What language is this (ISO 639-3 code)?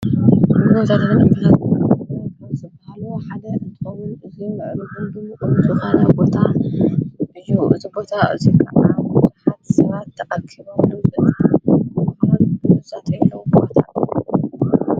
tir